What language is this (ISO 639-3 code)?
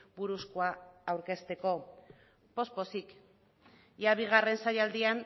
eus